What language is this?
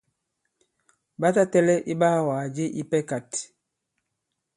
Bankon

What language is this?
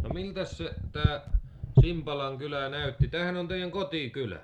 Finnish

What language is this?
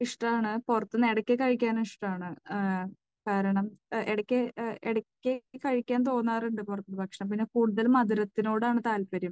Malayalam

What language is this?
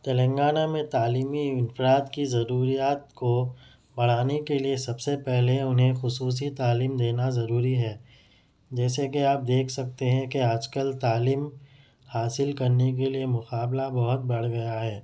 Urdu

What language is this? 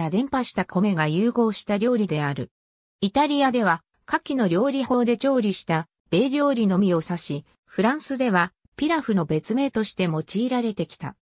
Japanese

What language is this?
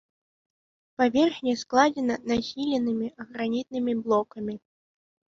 Belarusian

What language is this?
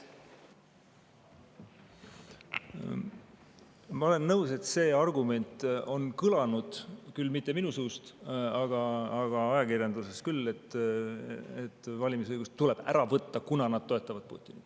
Estonian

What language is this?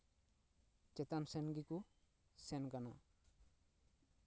Santali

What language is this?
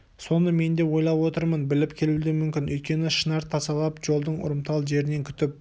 Kazakh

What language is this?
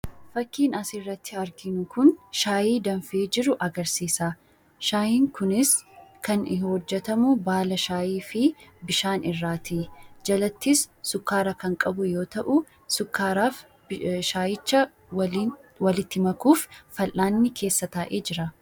Oromo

